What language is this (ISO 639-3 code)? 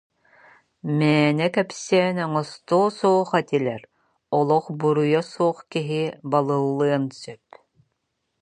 sah